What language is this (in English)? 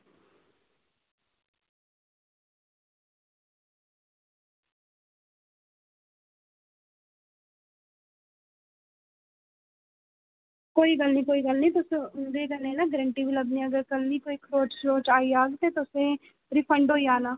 Dogri